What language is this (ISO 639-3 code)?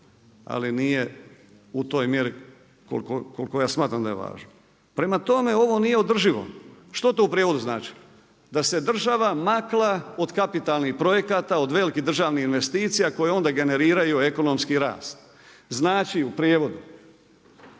hrv